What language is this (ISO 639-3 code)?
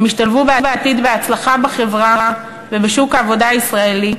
heb